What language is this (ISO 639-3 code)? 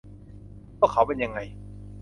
tha